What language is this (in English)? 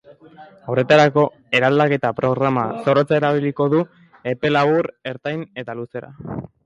Basque